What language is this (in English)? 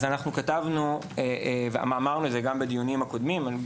Hebrew